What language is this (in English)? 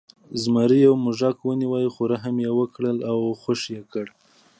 Pashto